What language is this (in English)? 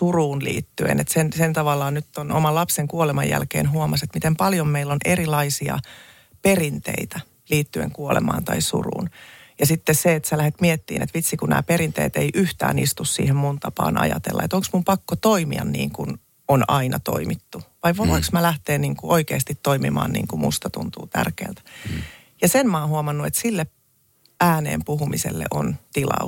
Finnish